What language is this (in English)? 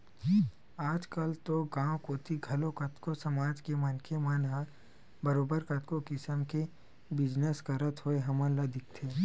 Chhattisgarhi